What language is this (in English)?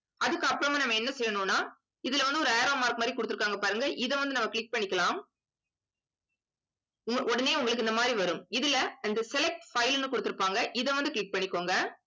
Tamil